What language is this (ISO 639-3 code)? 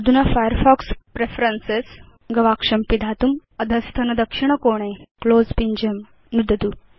san